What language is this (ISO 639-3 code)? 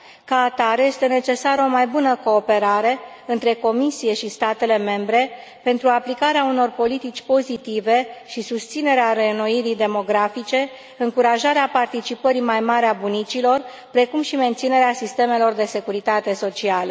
ron